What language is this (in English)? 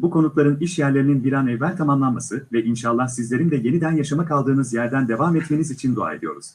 Turkish